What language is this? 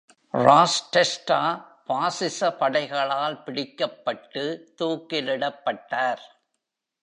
Tamil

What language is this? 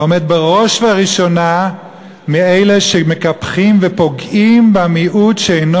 Hebrew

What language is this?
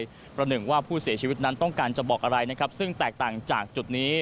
Thai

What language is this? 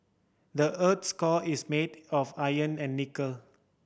English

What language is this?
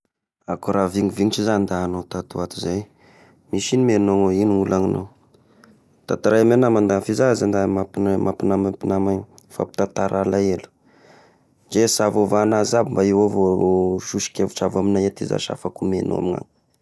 Tesaka Malagasy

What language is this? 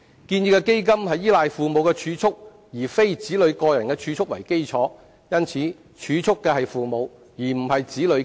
Cantonese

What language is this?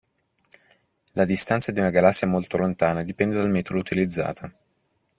Italian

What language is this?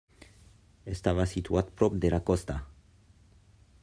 Catalan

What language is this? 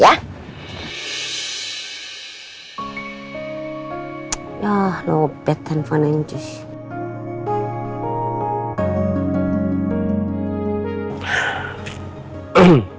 Indonesian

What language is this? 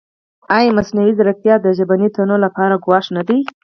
Pashto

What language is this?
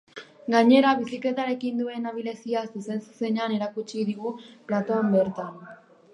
Basque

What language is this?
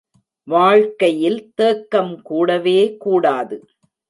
Tamil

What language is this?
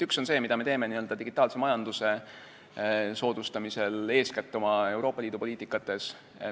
Estonian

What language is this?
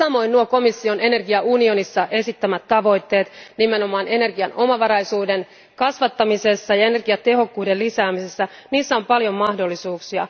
Finnish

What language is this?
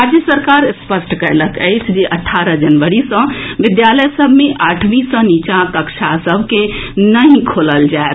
Maithili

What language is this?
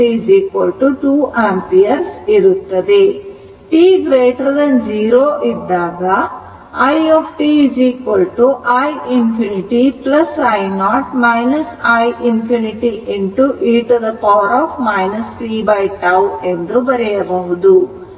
Kannada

